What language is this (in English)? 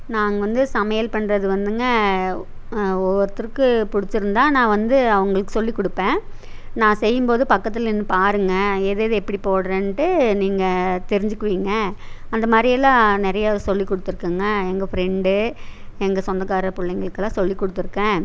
Tamil